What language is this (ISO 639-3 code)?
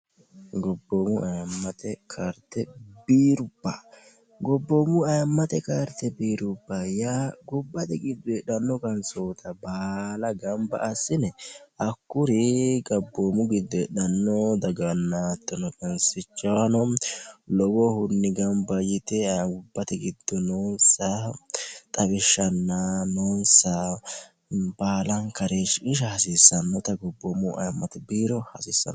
sid